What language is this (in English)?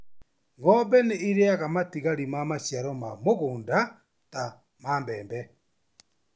Kikuyu